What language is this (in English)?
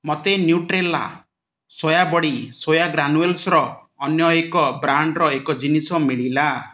Odia